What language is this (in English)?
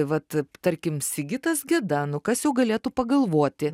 Lithuanian